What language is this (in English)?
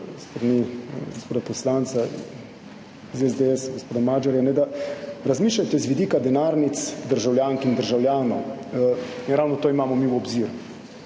Slovenian